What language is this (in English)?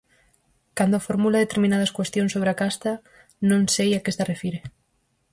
Galician